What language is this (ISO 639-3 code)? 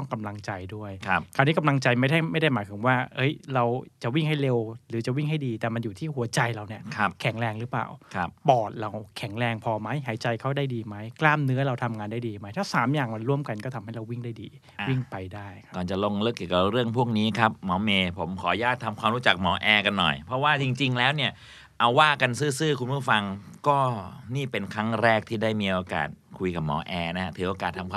tha